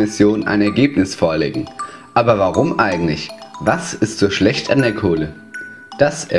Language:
German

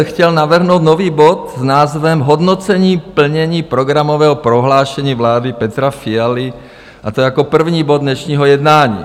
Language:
Czech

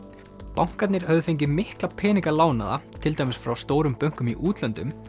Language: Icelandic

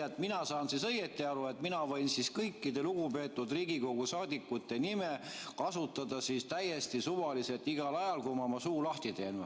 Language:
Estonian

